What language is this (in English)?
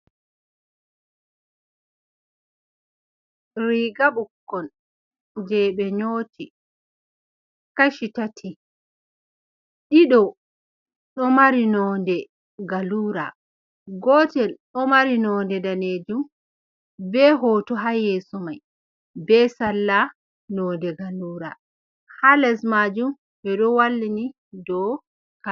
Fula